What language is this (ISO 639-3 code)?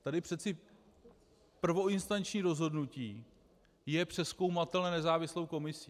ces